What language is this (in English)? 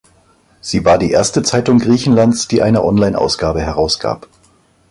German